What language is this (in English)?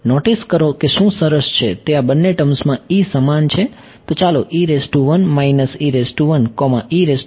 Gujarati